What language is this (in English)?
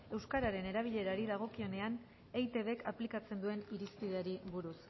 Basque